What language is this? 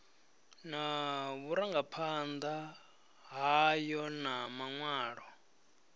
Venda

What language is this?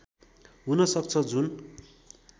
Nepali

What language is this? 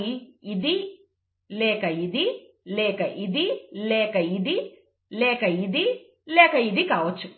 Telugu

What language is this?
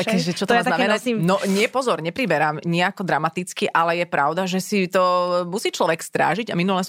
Slovak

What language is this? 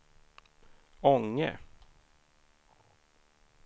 Swedish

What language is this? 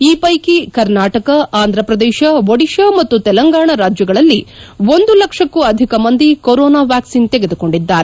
Kannada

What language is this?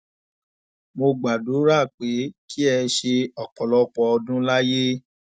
Yoruba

